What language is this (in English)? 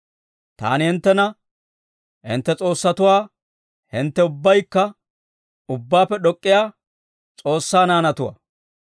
Dawro